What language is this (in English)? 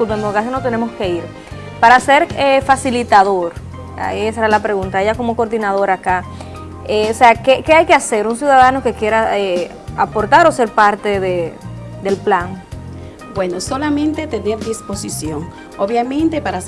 Spanish